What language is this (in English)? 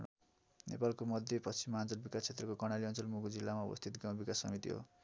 Nepali